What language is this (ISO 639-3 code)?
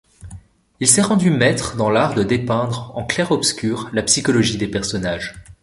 fra